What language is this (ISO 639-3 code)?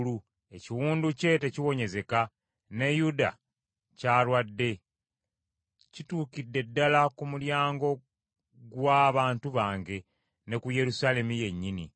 lug